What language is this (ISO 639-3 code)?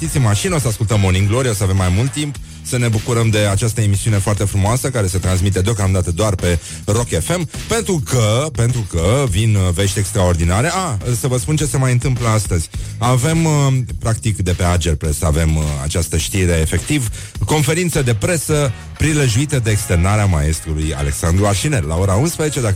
ron